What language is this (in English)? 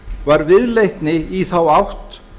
Icelandic